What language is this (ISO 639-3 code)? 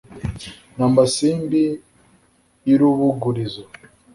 kin